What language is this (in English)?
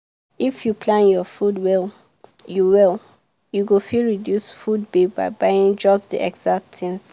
Nigerian Pidgin